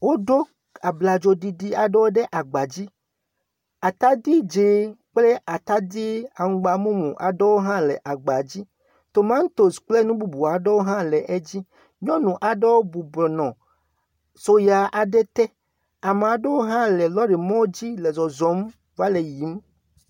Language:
Ewe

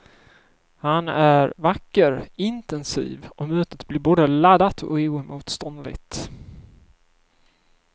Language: Swedish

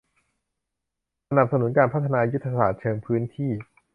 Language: Thai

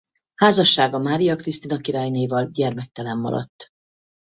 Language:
Hungarian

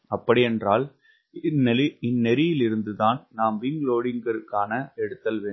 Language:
Tamil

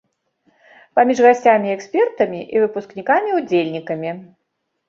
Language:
Belarusian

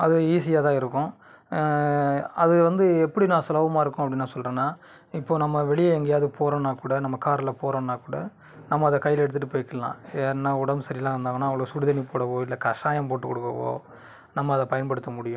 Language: Tamil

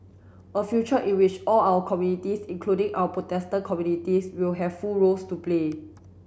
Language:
English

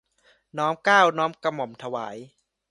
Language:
Thai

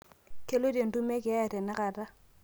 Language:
Masai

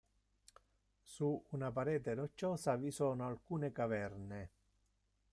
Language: Italian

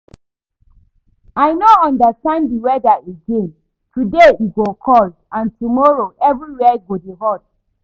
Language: Nigerian Pidgin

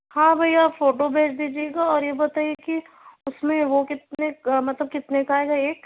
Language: Urdu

